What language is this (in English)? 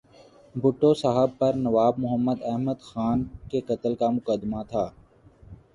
Urdu